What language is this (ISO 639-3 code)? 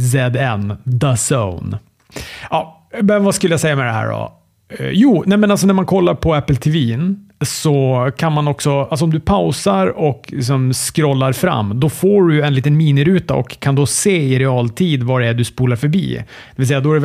swe